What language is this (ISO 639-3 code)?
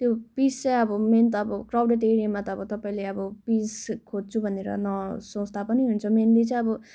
nep